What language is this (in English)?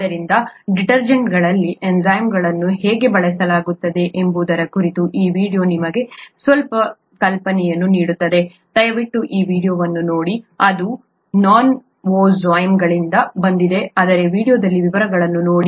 Kannada